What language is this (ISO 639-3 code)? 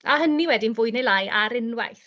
cym